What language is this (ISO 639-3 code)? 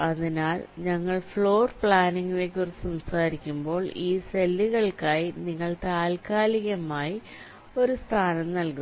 mal